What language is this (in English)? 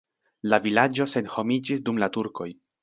Esperanto